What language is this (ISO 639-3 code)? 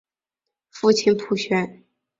zho